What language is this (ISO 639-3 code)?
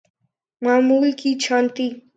urd